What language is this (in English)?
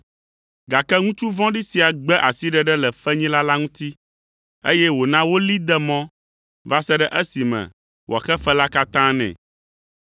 Ewe